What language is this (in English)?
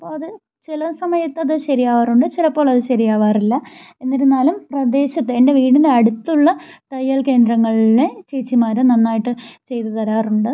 Malayalam